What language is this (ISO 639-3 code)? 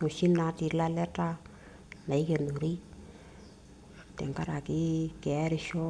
mas